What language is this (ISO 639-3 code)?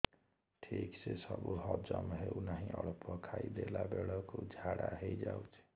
ori